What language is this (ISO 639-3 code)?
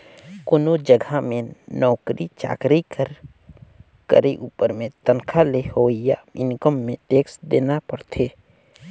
hne